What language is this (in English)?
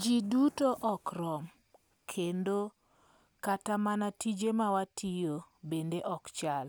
Luo (Kenya and Tanzania)